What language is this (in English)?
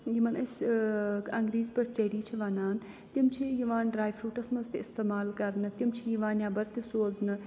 Kashmiri